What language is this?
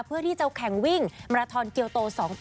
Thai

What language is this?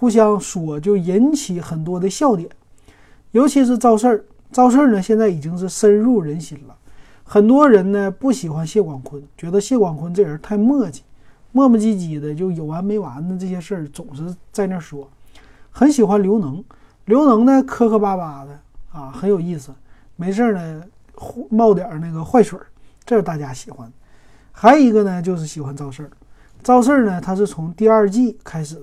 Chinese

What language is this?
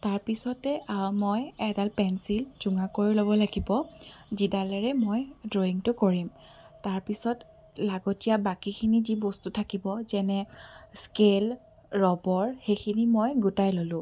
Assamese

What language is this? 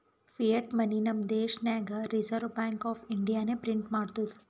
Kannada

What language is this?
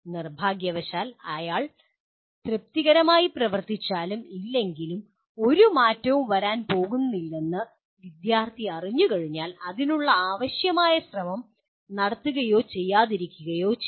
Malayalam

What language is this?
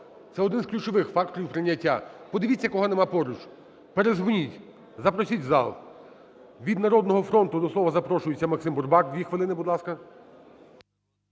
Ukrainian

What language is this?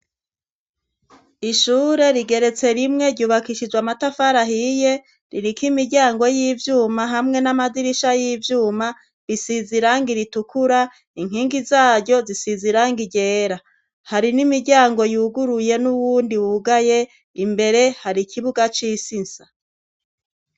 Rundi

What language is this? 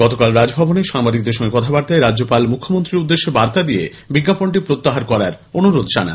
Bangla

